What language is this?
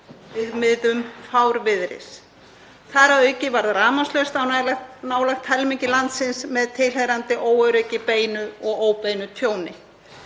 Icelandic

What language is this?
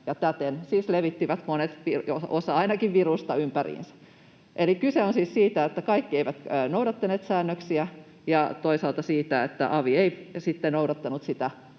Finnish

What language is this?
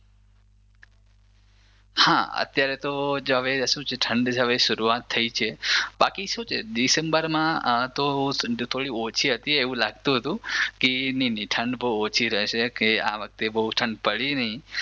Gujarati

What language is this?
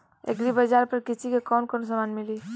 Bhojpuri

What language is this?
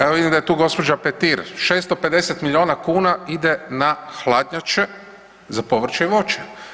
Croatian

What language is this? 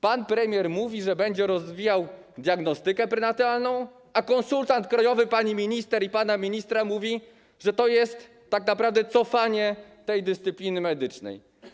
Polish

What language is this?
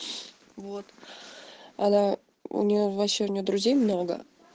Russian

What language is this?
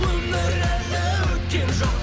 Kazakh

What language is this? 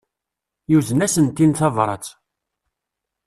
Kabyle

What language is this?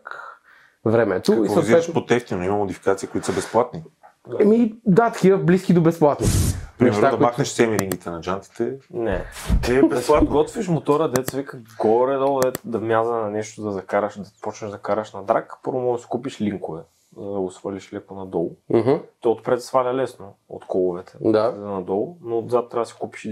Bulgarian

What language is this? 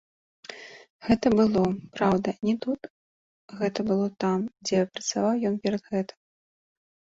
Belarusian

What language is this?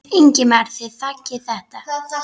Icelandic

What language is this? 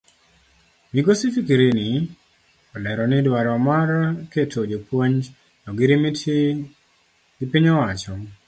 Luo (Kenya and Tanzania)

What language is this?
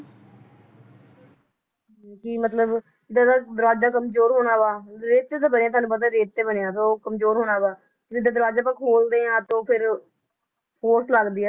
Punjabi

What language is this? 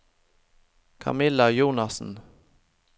Norwegian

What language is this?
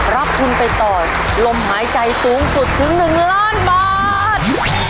Thai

